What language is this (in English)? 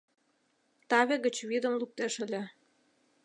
Mari